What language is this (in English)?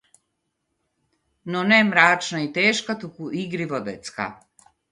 Macedonian